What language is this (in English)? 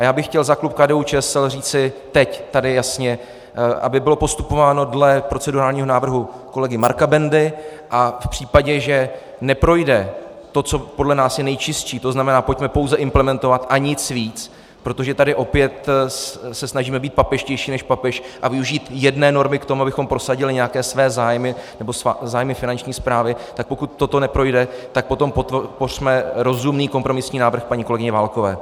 Czech